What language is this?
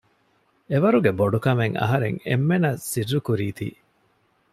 Divehi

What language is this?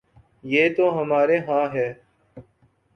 Urdu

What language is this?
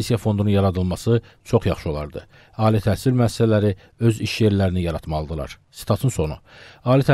Turkish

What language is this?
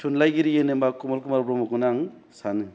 Bodo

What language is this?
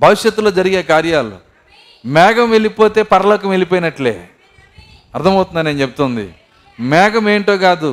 Telugu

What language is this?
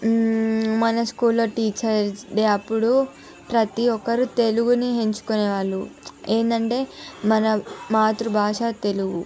Telugu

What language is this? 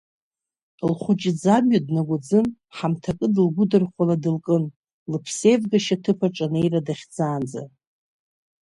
Abkhazian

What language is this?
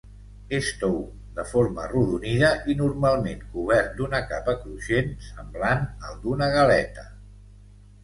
Catalan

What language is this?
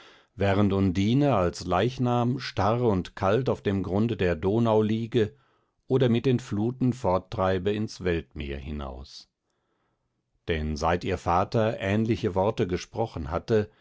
German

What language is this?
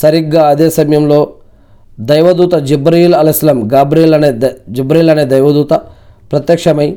Telugu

